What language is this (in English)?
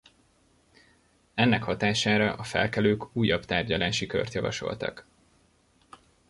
Hungarian